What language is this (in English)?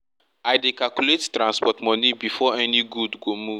Nigerian Pidgin